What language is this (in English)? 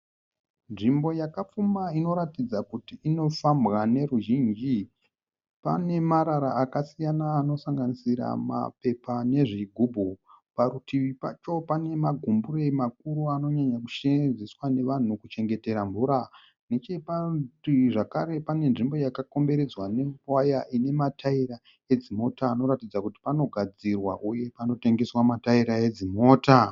Shona